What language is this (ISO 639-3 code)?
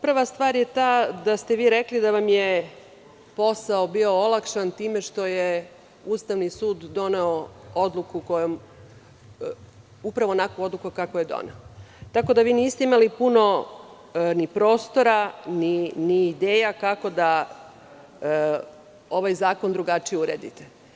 srp